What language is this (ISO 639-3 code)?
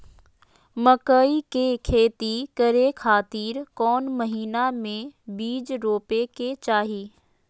mag